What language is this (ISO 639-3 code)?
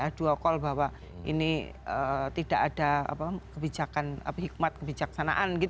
ind